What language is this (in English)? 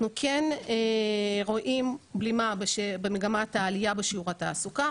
Hebrew